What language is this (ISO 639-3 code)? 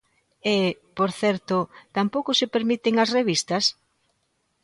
glg